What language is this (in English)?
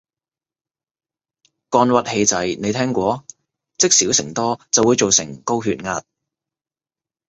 Cantonese